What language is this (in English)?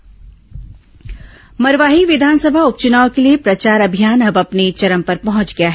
Hindi